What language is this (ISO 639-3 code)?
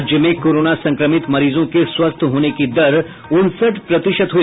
hin